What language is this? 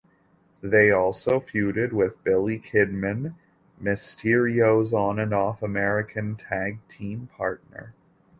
English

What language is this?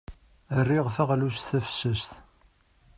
Kabyle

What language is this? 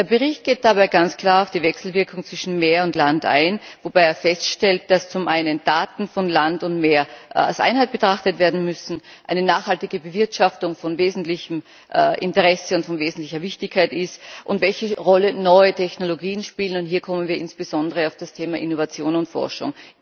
German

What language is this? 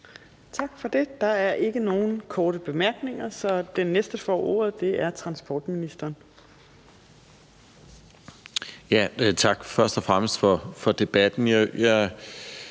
Danish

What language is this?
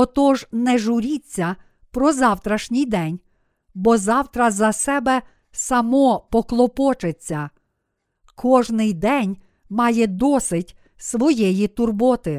Ukrainian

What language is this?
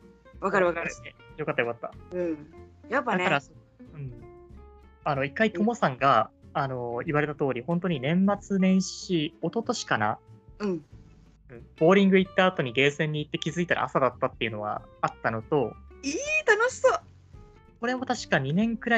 Japanese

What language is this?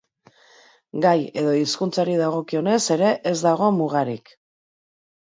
Basque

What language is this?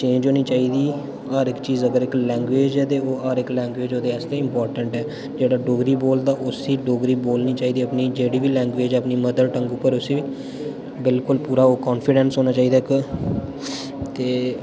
Dogri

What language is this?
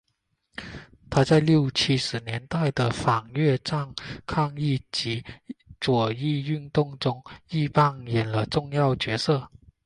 Chinese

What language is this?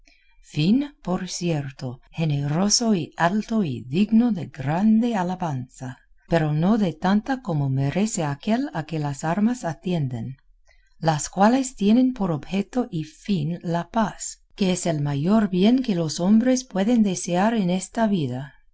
Spanish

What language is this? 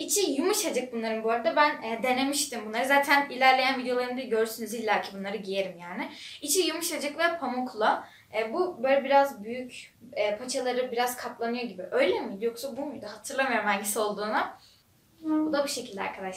Turkish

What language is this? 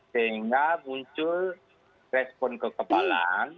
Indonesian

